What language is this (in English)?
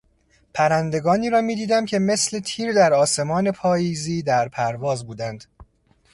Persian